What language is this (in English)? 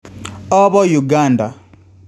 Kalenjin